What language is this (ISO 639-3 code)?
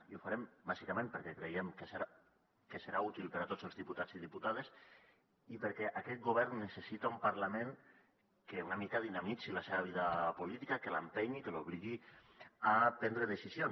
cat